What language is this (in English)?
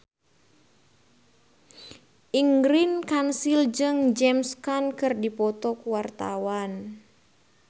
Sundanese